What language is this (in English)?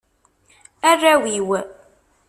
Kabyle